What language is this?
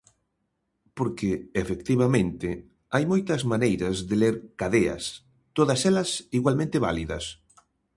Galician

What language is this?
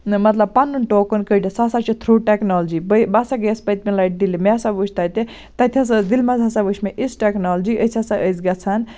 Kashmiri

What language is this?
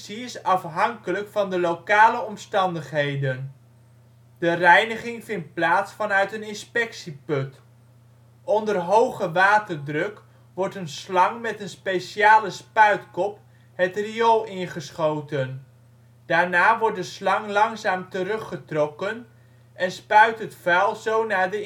Dutch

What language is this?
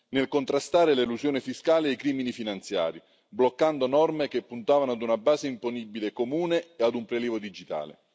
Italian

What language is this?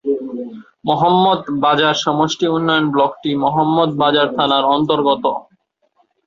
Bangla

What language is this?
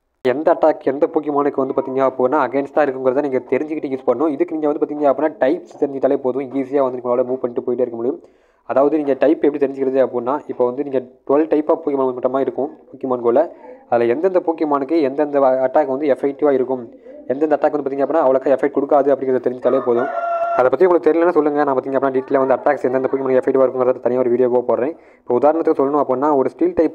Tamil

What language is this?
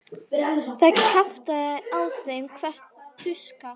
Icelandic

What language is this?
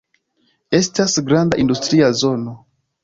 Esperanto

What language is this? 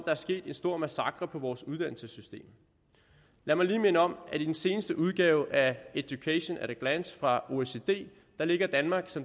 Danish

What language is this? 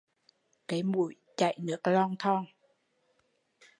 Vietnamese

